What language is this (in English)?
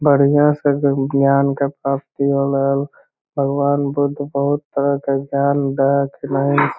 Magahi